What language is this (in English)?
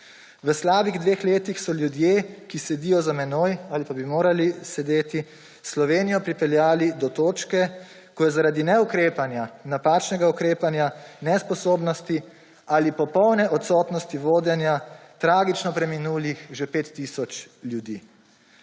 Slovenian